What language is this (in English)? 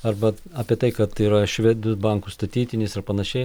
Lithuanian